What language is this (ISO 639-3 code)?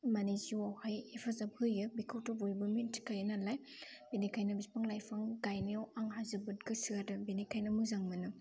brx